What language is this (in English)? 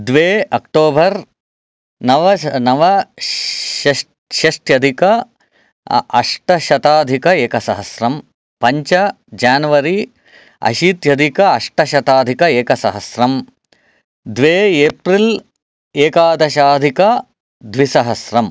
Sanskrit